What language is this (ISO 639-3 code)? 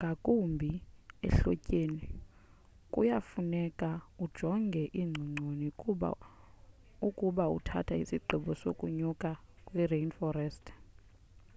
xho